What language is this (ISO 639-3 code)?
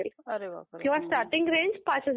mar